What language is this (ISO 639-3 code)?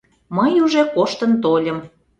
chm